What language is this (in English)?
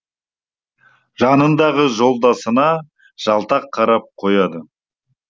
Kazakh